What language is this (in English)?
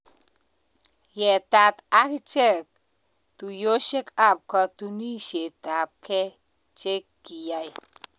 Kalenjin